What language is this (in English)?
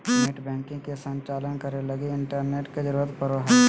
Magahi